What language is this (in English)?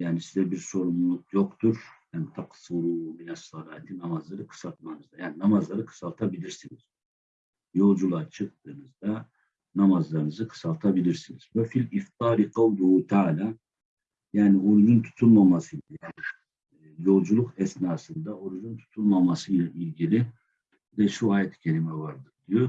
Turkish